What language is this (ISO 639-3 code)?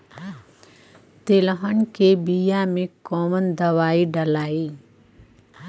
bho